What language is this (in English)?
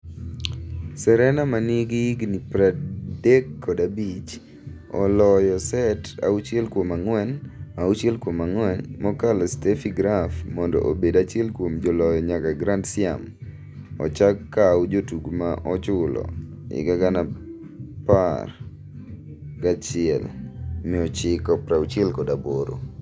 Luo (Kenya and Tanzania)